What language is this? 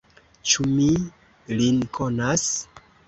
Esperanto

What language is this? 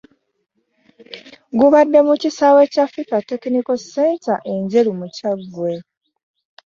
Ganda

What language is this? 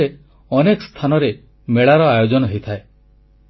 Odia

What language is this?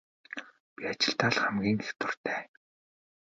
Mongolian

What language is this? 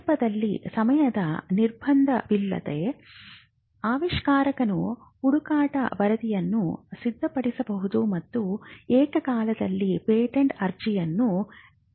Kannada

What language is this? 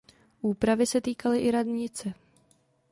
Czech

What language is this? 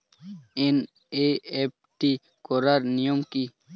Bangla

